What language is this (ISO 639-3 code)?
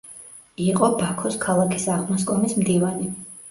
kat